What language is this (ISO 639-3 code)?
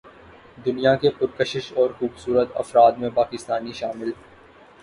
urd